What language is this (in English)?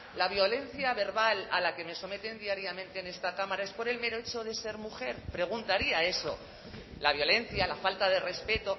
Spanish